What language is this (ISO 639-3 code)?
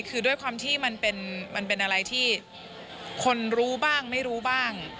tha